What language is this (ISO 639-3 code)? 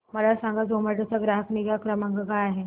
mar